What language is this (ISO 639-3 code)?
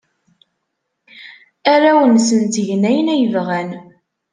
kab